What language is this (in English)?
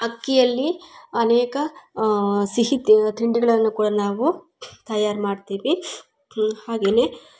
Kannada